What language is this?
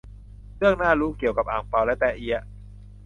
Thai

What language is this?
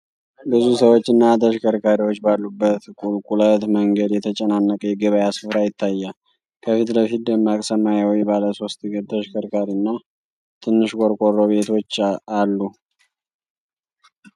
Amharic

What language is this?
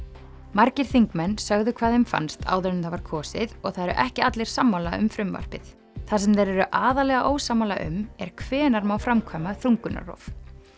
Icelandic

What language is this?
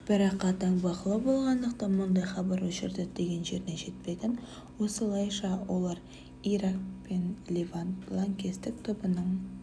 Kazakh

